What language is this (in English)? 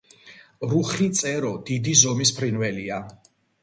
Georgian